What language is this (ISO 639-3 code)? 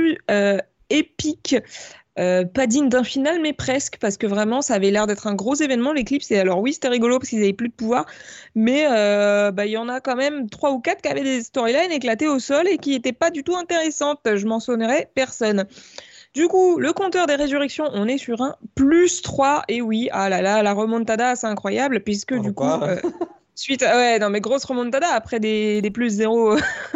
fra